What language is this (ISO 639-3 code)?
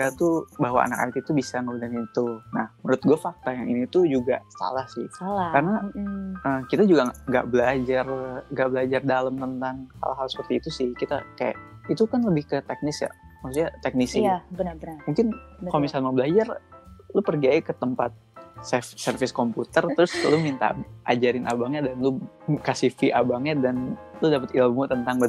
ind